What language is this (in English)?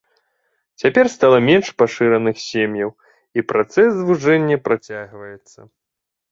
Belarusian